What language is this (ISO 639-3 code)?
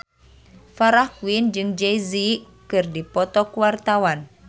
sun